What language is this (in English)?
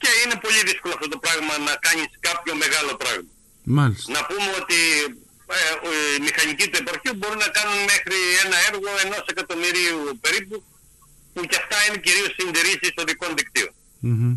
Greek